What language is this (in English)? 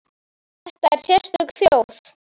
Icelandic